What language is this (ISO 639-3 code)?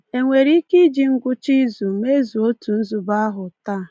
ibo